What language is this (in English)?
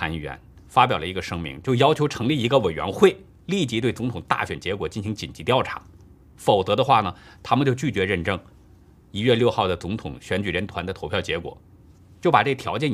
Chinese